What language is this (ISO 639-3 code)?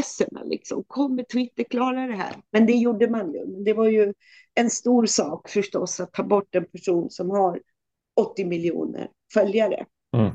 swe